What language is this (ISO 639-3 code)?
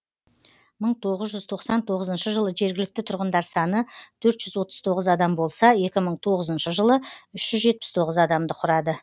kaz